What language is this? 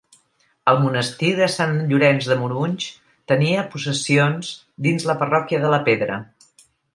Catalan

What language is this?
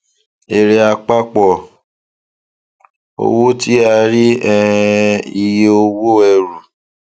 Yoruba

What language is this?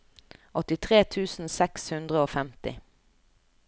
Norwegian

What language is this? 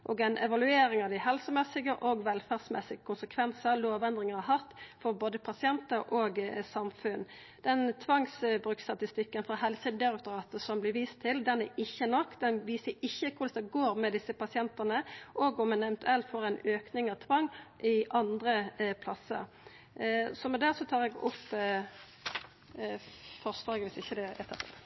Norwegian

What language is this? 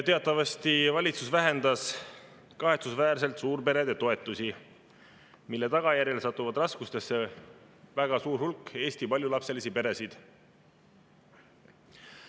Estonian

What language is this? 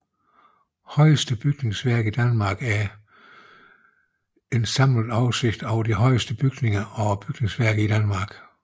Danish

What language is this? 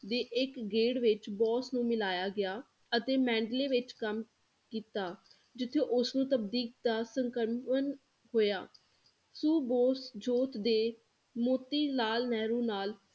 Punjabi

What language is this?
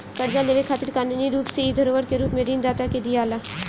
Bhojpuri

